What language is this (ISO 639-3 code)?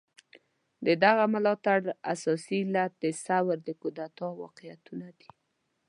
pus